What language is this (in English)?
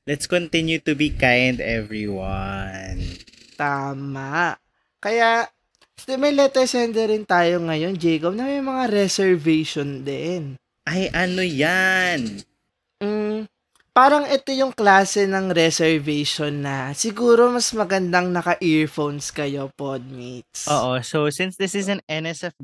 Filipino